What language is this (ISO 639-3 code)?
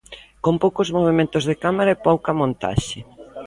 glg